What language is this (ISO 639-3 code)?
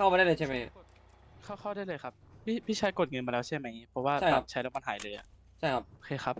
tha